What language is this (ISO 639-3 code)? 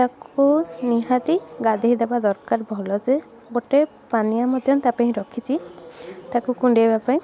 ori